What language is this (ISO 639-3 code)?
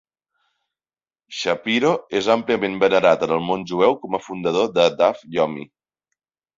cat